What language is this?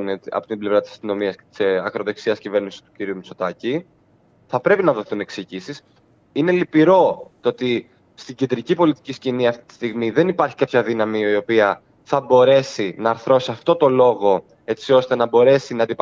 Greek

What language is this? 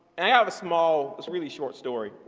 English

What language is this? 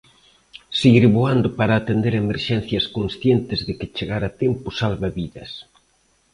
Galician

